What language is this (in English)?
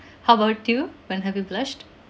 English